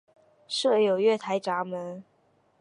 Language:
Chinese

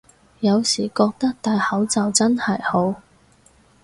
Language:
Cantonese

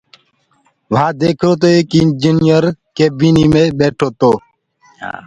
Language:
Gurgula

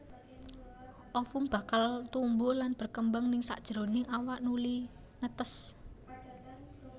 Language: Javanese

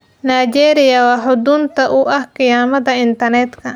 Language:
Somali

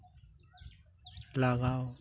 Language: Santali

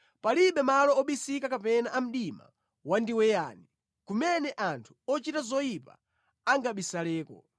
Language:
Nyanja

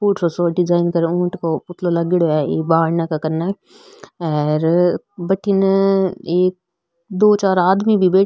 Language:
Marwari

